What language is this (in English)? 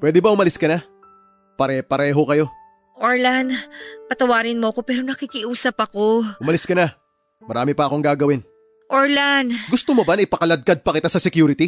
Filipino